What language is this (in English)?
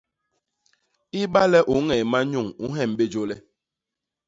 Basaa